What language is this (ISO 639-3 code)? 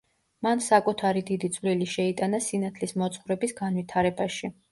kat